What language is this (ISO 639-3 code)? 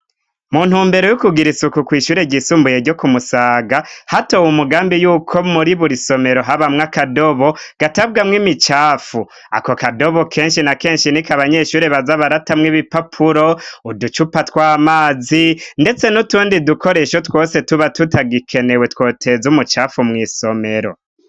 run